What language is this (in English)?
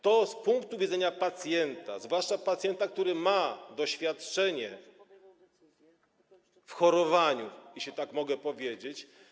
Polish